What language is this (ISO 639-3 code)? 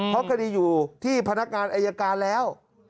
tha